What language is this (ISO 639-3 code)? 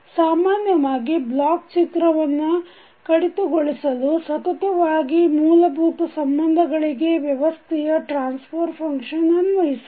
kan